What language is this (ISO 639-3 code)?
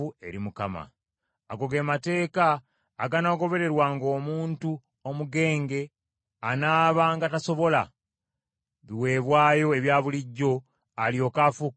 lug